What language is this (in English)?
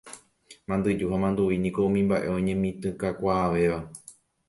Guarani